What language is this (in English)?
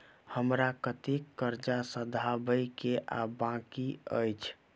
Maithili